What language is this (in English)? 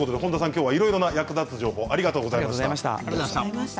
Japanese